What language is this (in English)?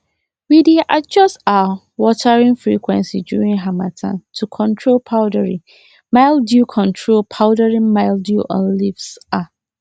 Nigerian Pidgin